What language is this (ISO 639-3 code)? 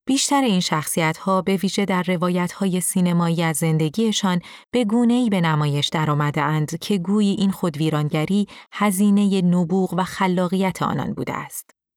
fas